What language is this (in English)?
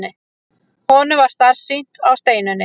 Icelandic